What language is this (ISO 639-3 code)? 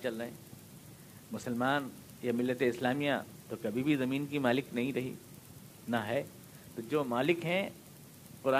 urd